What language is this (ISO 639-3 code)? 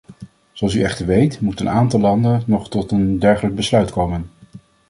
nld